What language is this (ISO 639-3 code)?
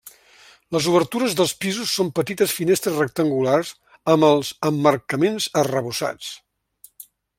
cat